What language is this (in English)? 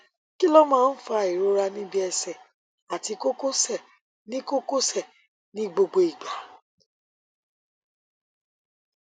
Yoruba